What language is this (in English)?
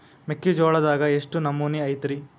Kannada